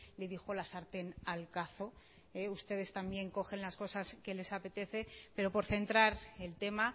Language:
Spanish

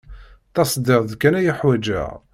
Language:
Kabyle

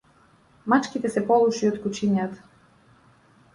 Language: Macedonian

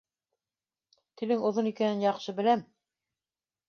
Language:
Bashkir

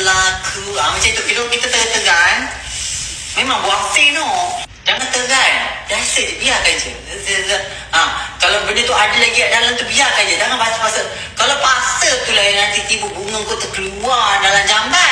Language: Malay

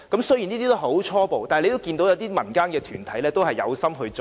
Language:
Cantonese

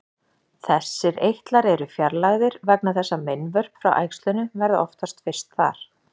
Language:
Icelandic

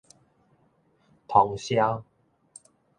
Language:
Min Nan Chinese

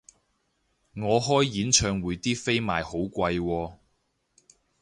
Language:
Cantonese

